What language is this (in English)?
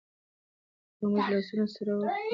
Pashto